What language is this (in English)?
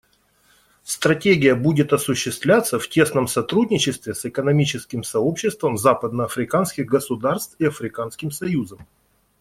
Russian